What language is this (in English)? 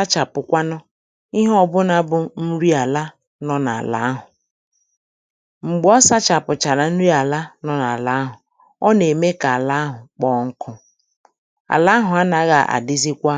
Igbo